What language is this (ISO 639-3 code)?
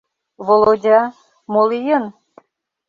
chm